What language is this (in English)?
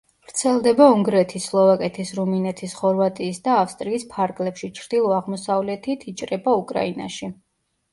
Georgian